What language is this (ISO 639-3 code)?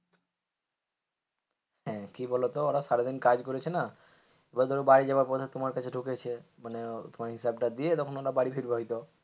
ben